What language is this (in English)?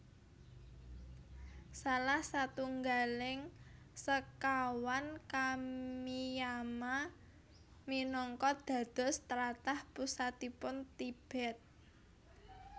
Javanese